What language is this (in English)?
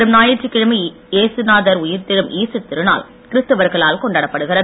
Tamil